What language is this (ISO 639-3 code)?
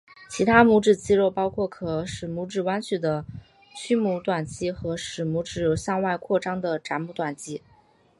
zho